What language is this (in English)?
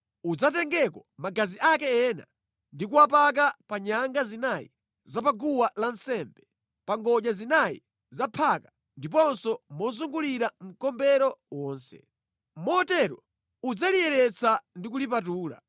Nyanja